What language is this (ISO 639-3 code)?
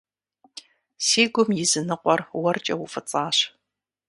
kbd